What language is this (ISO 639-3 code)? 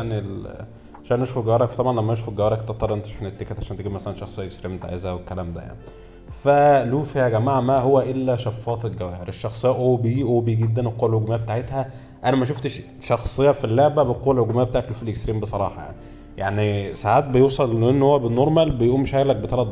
ara